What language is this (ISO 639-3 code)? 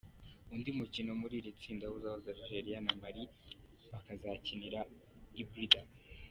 kin